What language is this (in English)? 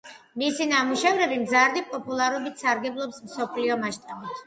Georgian